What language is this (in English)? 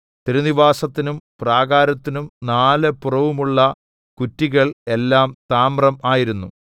Malayalam